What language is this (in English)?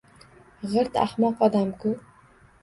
Uzbek